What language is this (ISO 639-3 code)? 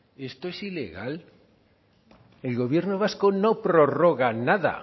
spa